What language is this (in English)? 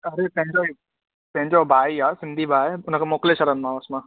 Sindhi